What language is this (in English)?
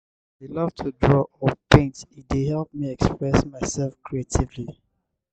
Nigerian Pidgin